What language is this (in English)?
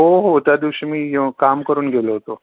Marathi